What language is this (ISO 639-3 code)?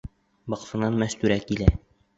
bak